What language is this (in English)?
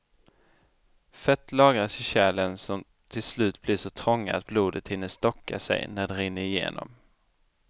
Swedish